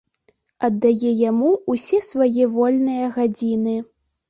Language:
Belarusian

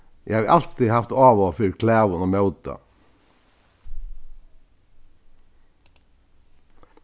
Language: Faroese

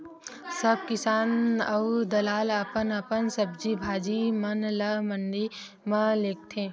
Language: Chhattisgarhi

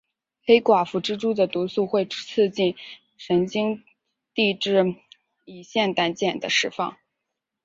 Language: Chinese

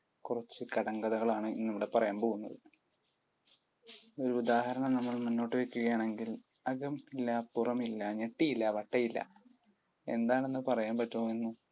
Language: Malayalam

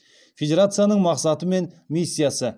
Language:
Kazakh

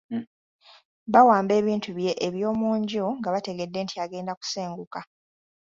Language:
Ganda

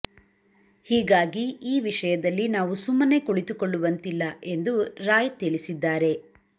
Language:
Kannada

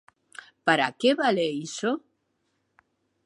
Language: Galician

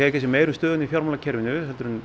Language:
Icelandic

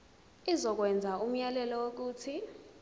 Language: Zulu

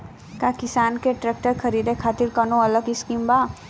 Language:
Bhojpuri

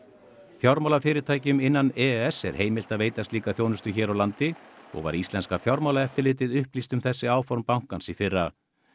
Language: Icelandic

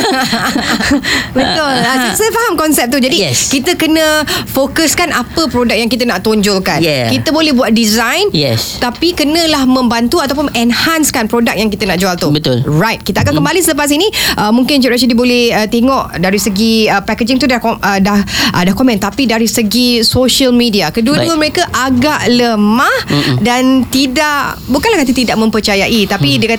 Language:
Malay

